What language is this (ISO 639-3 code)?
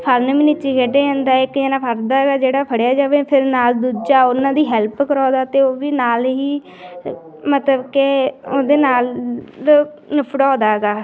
pan